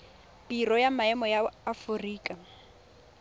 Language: Tswana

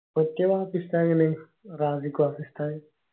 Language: Malayalam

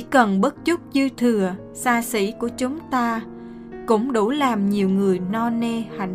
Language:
Vietnamese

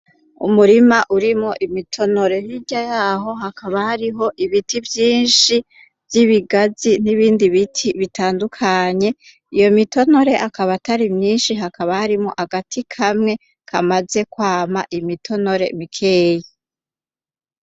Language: Rundi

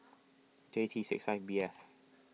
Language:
English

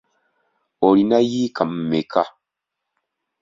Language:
Ganda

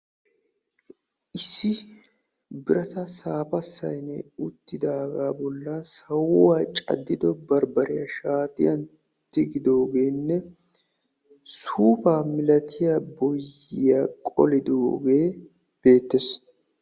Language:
Wolaytta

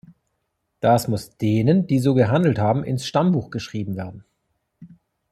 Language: German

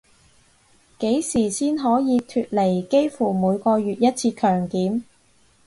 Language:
Cantonese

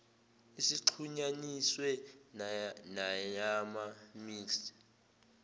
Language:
Zulu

